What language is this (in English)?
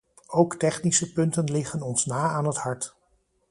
Dutch